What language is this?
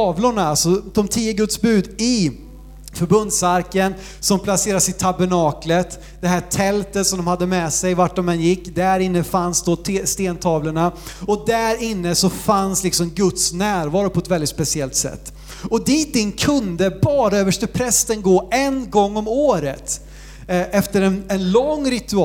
Swedish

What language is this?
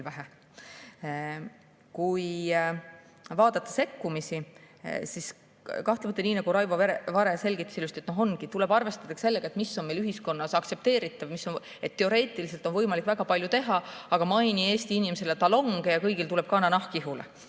Estonian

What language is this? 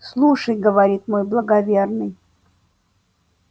Russian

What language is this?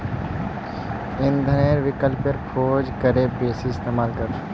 Magahi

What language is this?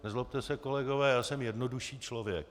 Czech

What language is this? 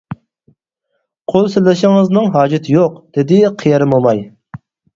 Uyghur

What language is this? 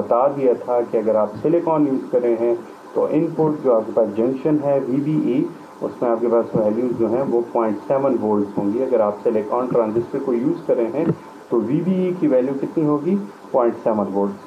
Hindi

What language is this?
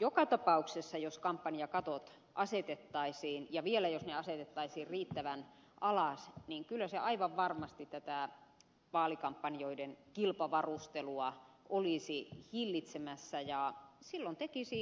Finnish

